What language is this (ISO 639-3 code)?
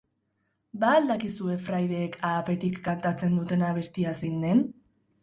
eus